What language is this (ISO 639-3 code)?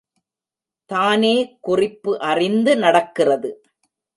tam